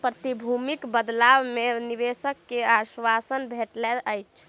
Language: Maithili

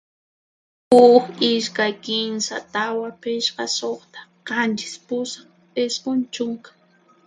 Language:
Puno Quechua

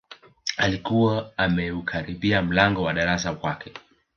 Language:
Swahili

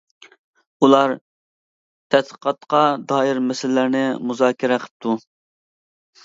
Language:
Uyghur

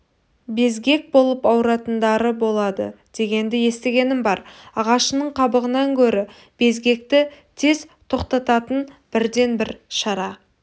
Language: Kazakh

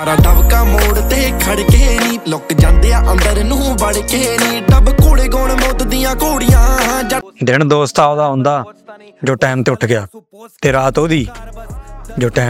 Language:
Punjabi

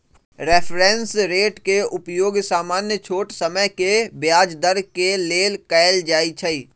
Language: Magahi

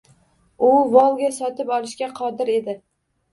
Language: Uzbek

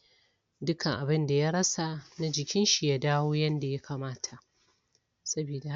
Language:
Hausa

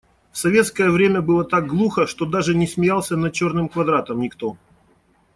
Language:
Russian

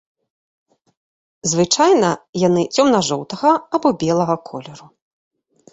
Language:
Belarusian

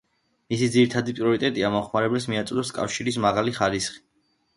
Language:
Georgian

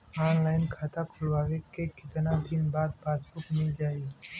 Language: Bhojpuri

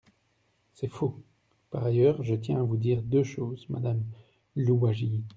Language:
French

